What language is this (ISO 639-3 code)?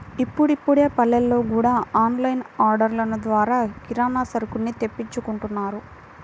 tel